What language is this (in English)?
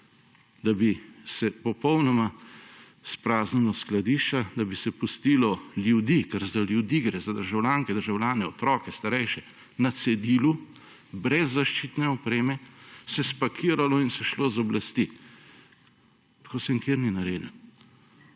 Slovenian